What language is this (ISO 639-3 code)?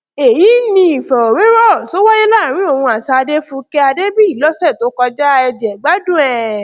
yor